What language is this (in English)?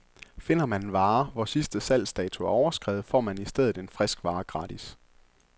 Danish